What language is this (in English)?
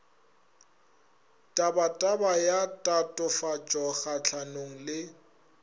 Northern Sotho